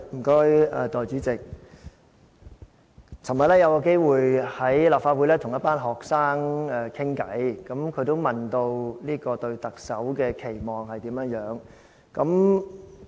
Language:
Cantonese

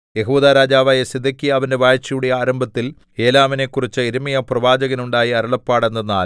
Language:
Malayalam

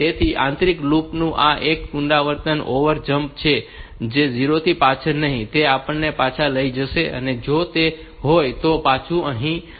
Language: Gujarati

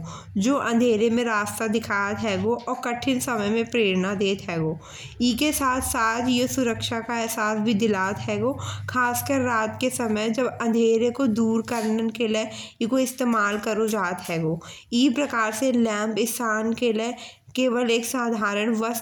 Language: Bundeli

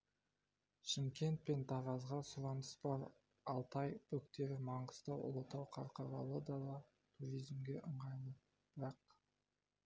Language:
Kazakh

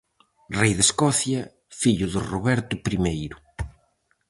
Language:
Galician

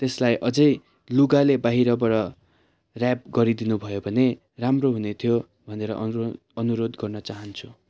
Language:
Nepali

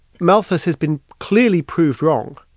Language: English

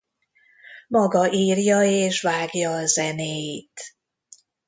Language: Hungarian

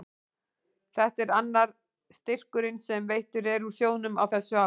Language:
Icelandic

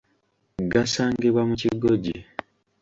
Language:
Ganda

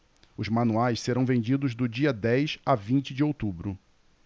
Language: Portuguese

